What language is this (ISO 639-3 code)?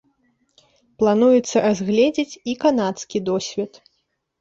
bel